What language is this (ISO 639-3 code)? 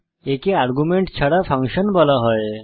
ben